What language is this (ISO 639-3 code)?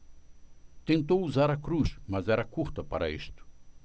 por